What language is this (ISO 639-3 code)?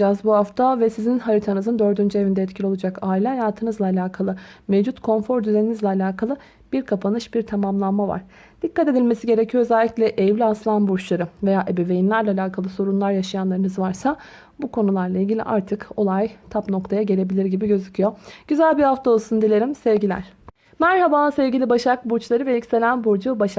tur